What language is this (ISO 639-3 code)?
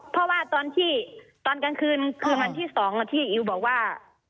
tha